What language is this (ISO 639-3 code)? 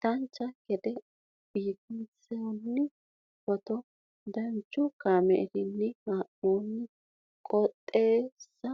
sid